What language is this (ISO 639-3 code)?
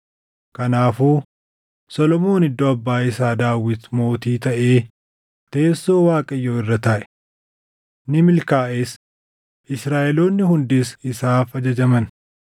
orm